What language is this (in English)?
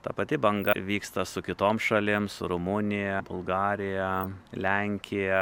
Lithuanian